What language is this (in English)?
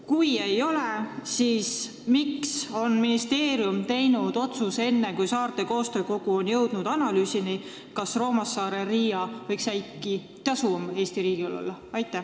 Estonian